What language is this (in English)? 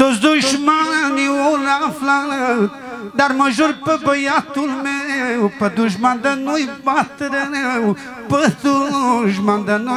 Romanian